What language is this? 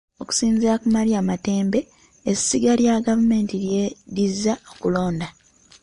Ganda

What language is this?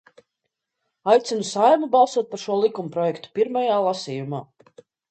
Latvian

